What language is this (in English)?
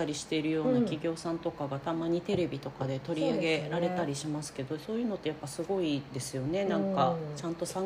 Japanese